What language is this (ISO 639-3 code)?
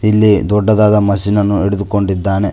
kan